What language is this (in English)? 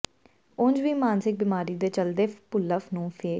Punjabi